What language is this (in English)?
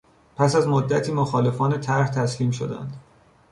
Persian